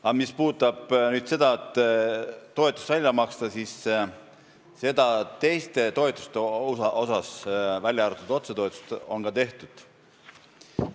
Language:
Estonian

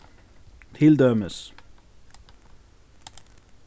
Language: Faroese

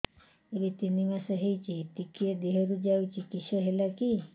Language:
Odia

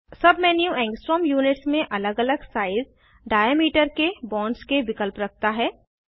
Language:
Hindi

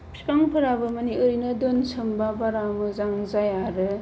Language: Bodo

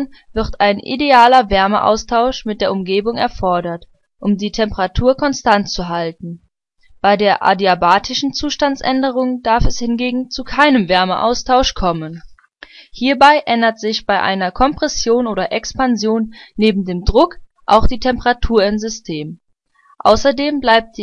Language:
German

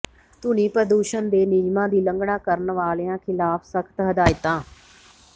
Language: Punjabi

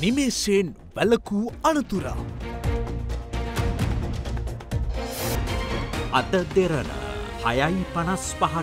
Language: Thai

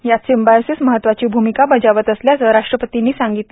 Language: Marathi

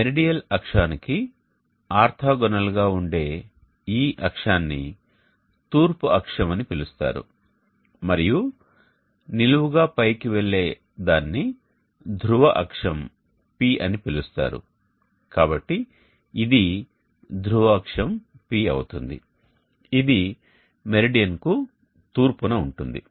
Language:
Telugu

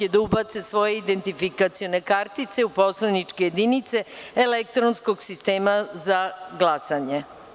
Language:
Serbian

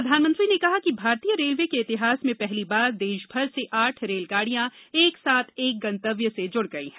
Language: Hindi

